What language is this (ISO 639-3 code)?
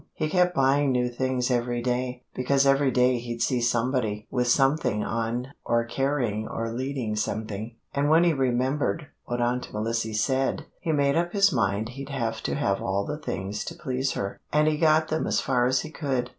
eng